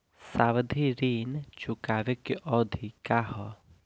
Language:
Bhojpuri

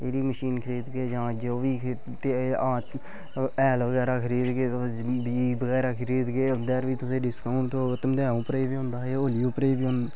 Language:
Dogri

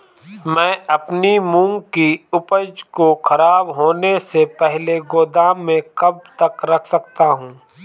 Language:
Hindi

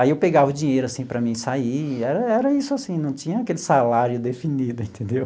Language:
Portuguese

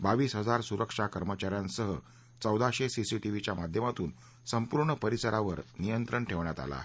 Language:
Marathi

